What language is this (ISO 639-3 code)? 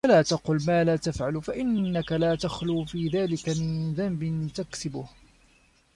ara